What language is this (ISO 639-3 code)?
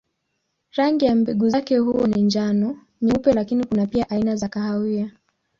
swa